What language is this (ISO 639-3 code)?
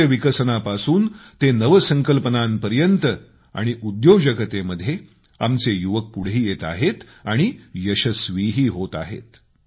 mar